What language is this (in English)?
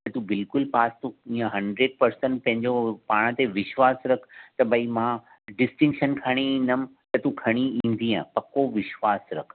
Sindhi